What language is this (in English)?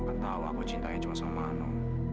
Indonesian